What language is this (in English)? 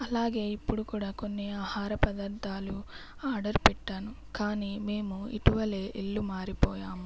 Telugu